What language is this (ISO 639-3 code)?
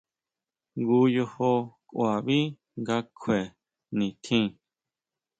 mau